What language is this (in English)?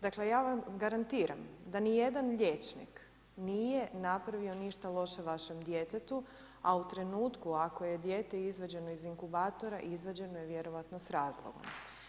Croatian